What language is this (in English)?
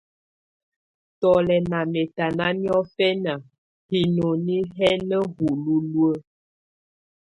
Tunen